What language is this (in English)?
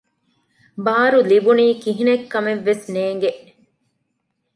Divehi